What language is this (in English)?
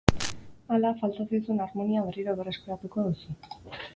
Basque